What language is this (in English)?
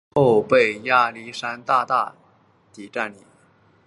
Chinese